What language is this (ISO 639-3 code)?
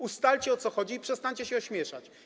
pol